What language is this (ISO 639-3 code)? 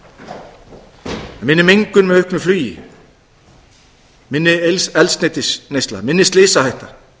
isl